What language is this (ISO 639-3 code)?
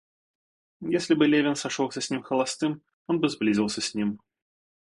rus